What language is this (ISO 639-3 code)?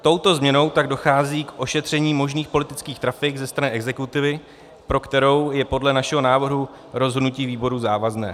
ces